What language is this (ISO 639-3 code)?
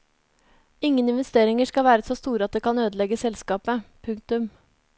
nor